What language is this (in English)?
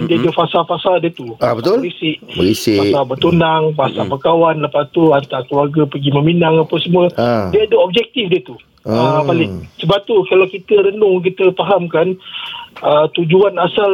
Malay